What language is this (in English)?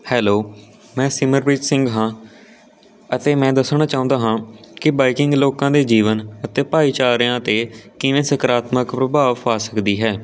Punjabi